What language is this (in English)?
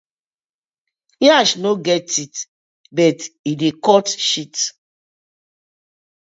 Nigerian Pidgin